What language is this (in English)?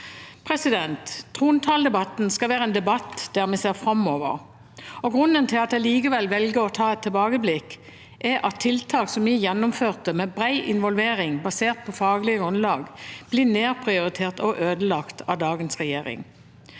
Norwegian